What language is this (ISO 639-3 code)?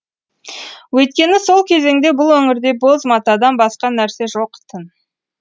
kaz